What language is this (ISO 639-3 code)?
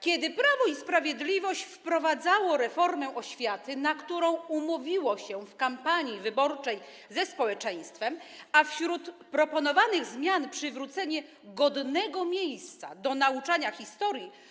pol